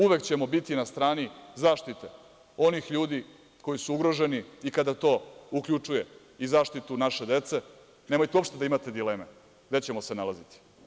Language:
Serbian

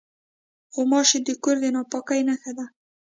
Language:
Pashto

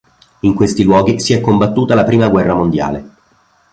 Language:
Italian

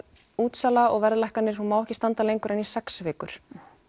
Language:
Icelandic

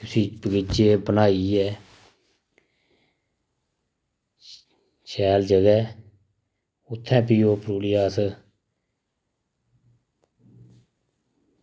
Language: Dogri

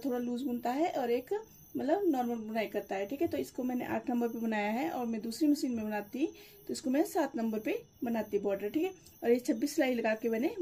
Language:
Hindi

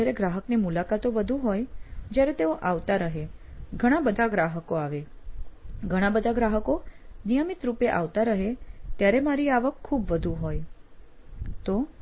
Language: Gujarati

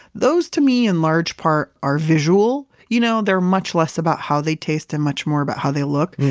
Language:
English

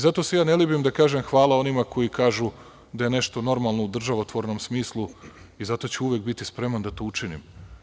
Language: Serbian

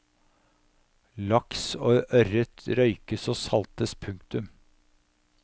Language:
Norwegian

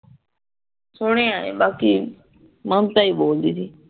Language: Punjabi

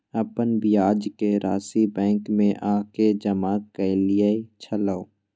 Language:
Maithili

